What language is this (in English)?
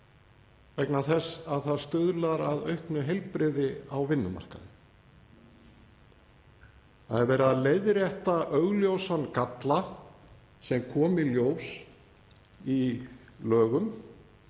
Icelandic